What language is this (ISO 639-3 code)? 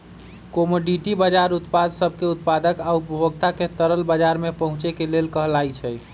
mag